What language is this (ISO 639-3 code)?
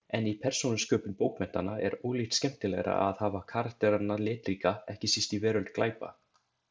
isl